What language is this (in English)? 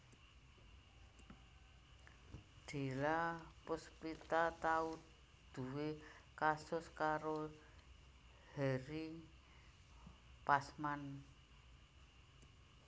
Javanese